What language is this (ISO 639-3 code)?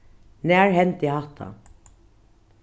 fao